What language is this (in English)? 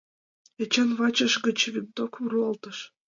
Mari